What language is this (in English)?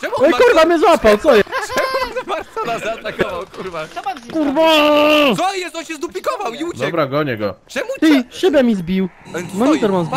Polish